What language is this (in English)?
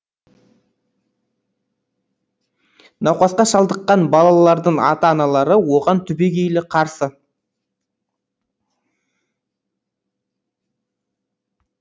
Kazakh